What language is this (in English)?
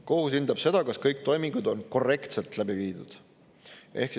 Estonian